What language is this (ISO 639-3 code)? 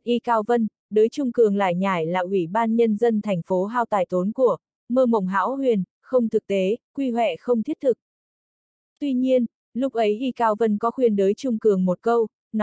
vie